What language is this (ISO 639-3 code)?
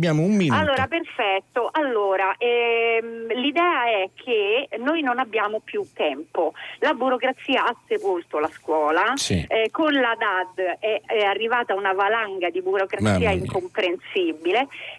ita